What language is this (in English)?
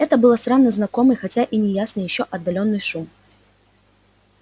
Russian